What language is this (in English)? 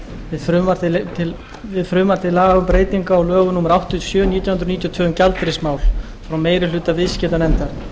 Icelandic